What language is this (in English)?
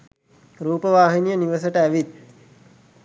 Sinhala